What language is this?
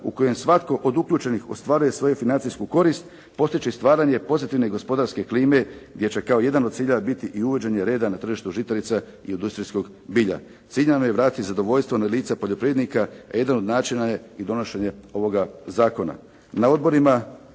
Croatian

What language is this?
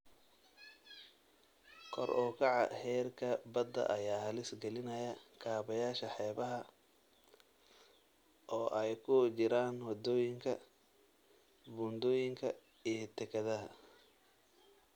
Somali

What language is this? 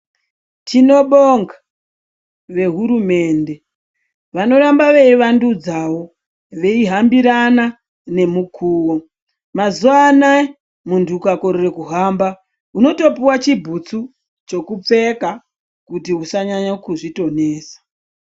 Ndau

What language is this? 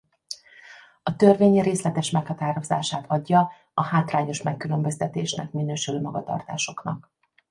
Hungarian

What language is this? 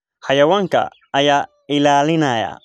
Somali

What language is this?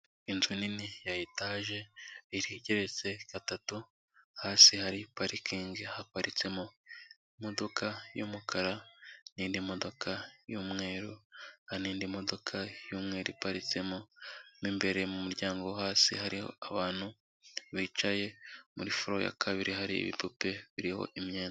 Kinyarwanda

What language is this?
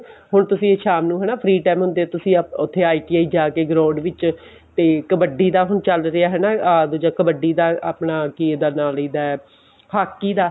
Punjabi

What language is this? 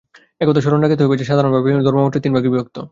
Bangla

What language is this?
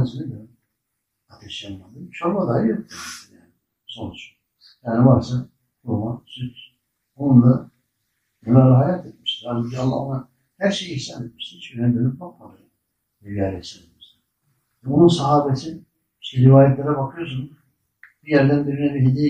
Turkish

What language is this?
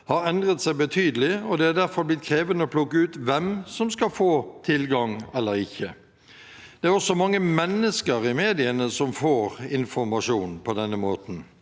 Norwegian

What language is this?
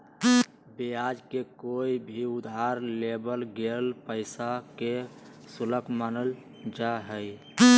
Magahi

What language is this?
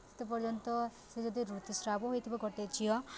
Odia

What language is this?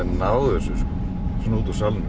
Icelandic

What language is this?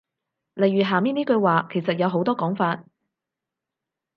Cantonese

